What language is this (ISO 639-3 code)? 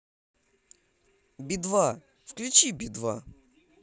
rus